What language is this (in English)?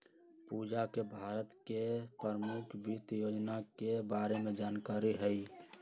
Magahi